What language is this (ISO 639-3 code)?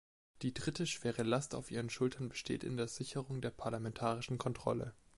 deu